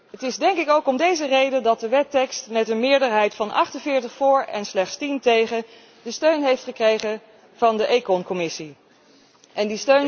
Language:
Dutch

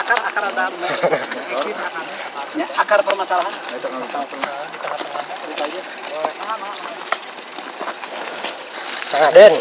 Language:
Indonesian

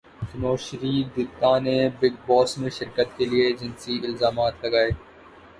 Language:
Urdu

